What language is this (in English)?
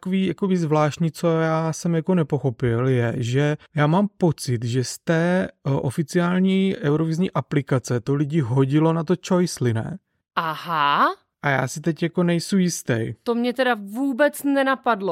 Czech